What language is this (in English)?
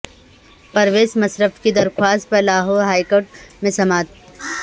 Urdu